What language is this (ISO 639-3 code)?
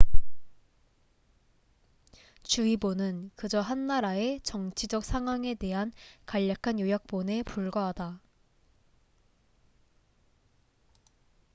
kor